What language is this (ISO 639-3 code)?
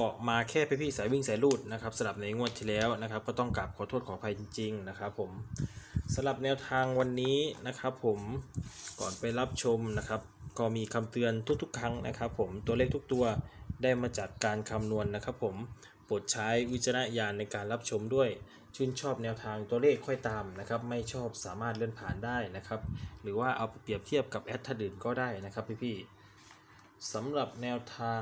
tha